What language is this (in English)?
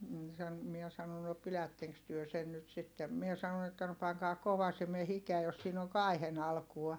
Finnish